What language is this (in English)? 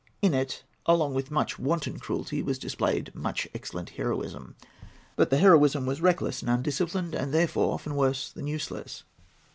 English